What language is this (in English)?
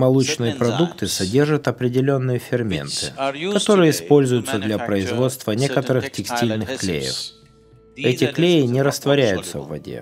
Russian